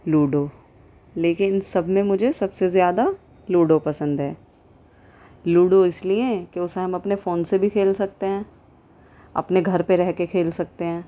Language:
Urdu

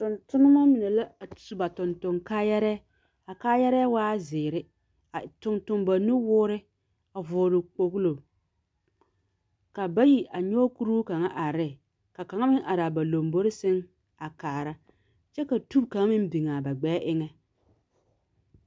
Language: Southern Dagaare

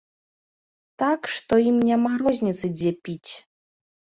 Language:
Belarusian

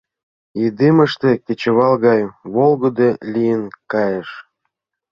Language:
Mari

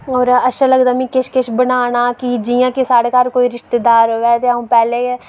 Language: Dogri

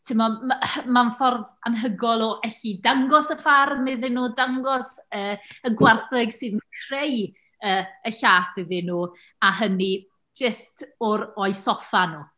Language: Welsh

